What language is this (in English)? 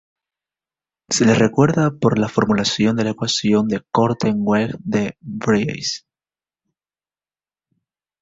Spanish